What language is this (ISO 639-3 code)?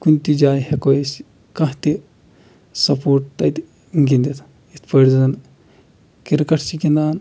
kas